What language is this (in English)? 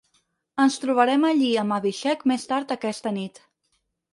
Catalan